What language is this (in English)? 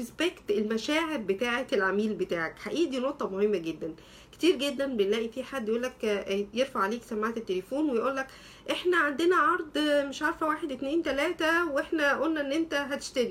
Arabic